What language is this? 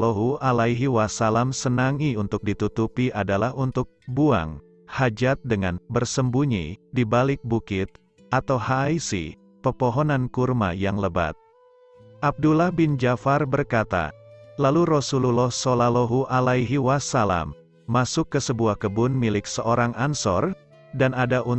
Indonesian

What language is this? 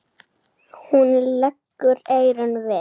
Icelandic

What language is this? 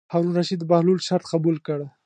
Pashto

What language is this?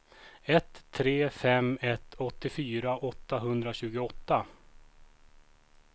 Swedish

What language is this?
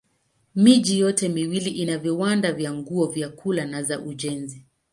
Swahili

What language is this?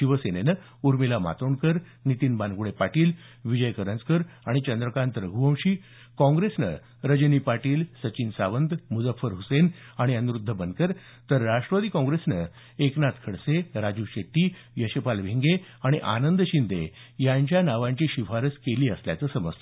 Marathi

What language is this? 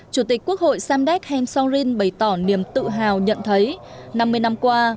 Vietnamese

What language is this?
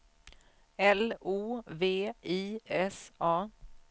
Swedish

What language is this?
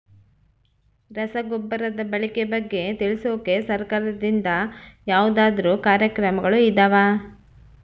Kannada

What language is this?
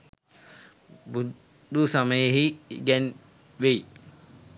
Sinhala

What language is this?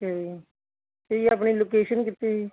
Punjabi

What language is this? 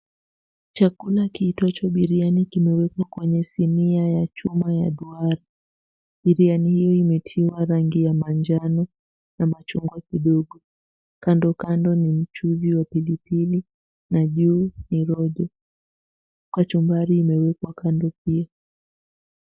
Swahili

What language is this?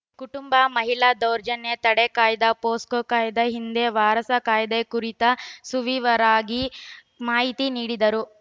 Kannada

